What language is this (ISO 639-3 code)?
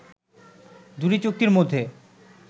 ben